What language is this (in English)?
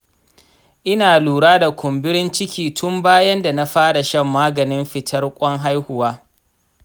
Hausa